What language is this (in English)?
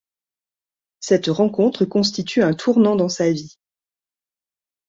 French